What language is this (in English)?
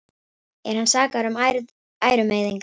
Icelandic